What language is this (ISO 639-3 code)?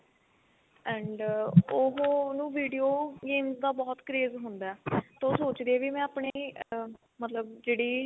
pan